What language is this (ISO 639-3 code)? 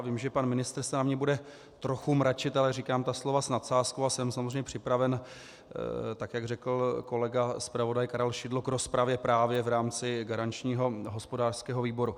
ces